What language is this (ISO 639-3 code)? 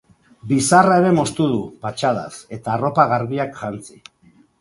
eus